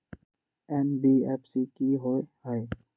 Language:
Magahi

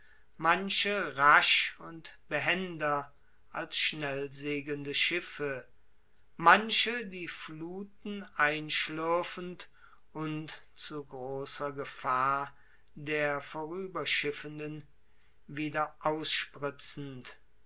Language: German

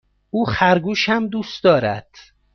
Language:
Persian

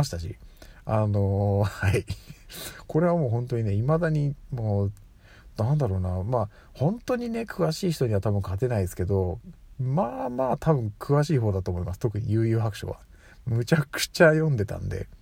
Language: Japanese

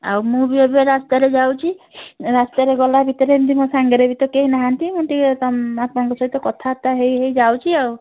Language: Odia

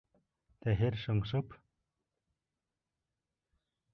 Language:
Bashkir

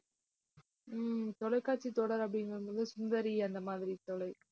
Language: Tamil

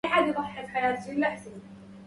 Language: Arabic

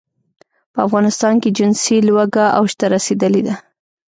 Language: Pashto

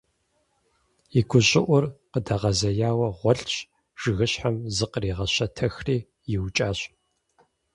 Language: Kabardian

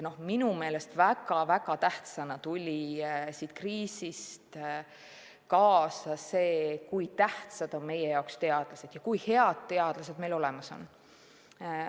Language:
Estonian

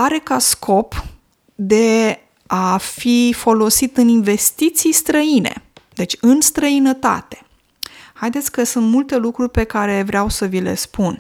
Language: Romanian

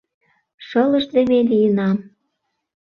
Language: Mari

